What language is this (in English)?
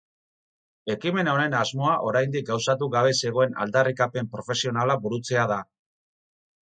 Basque